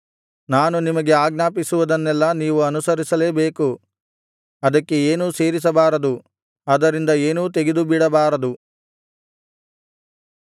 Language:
Kannada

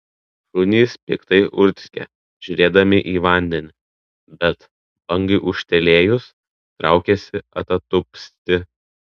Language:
Lithuanian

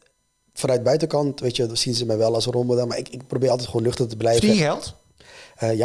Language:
Dutch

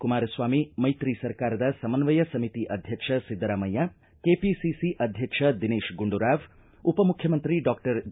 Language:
Kannada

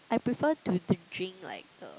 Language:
English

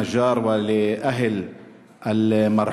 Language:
Hebrew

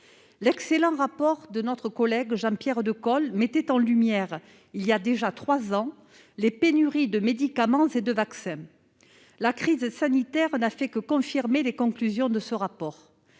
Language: French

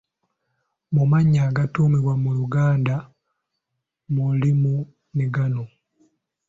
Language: Ganda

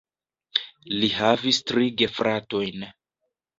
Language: Esperanto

